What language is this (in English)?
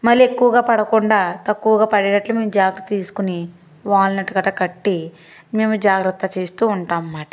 Telugu